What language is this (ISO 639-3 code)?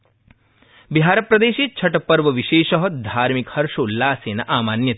san